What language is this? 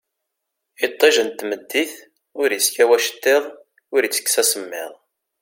Kabyle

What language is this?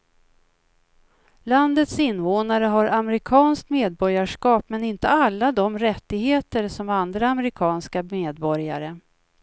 Swedish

